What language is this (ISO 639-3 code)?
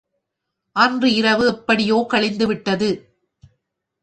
tam